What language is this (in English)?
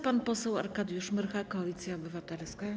Polish